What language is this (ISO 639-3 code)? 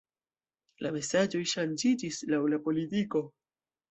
epo